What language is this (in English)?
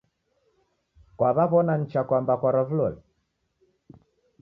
Taita